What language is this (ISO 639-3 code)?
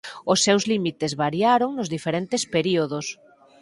glg